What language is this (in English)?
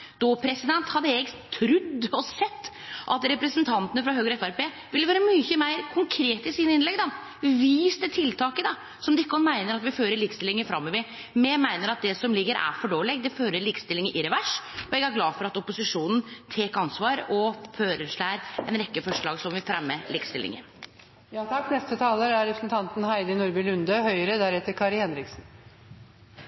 Norwegian